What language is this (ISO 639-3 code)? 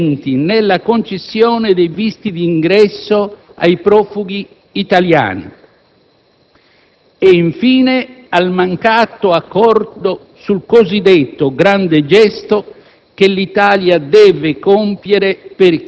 ita